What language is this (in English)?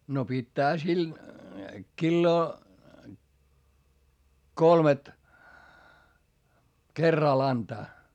Finnish